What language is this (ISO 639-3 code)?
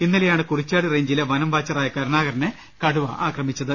mal